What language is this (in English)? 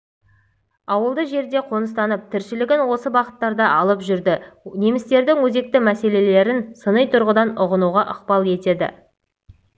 Kazakh